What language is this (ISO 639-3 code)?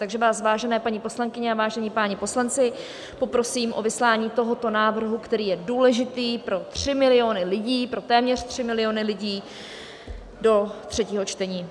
ces